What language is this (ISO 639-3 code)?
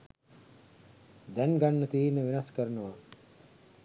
sin